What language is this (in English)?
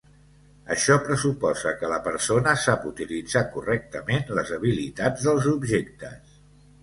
Catalan